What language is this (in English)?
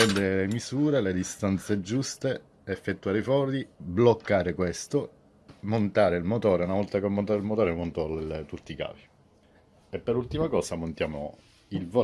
Italian